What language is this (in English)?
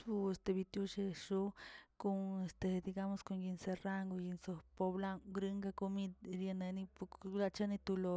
Tilquiapan Zapotec